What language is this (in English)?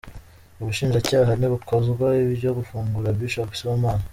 Kinyarwanda